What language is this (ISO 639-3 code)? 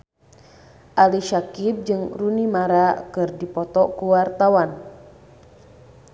sun